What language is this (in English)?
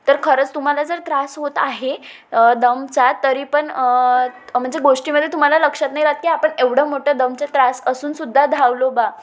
Marathi